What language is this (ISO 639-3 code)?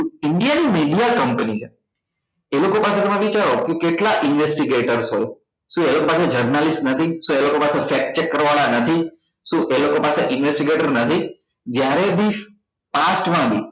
guj